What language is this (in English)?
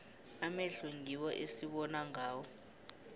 South Ndebele